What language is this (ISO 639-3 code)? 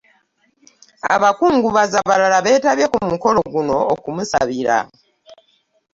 lug